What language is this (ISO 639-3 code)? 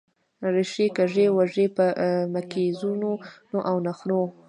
pus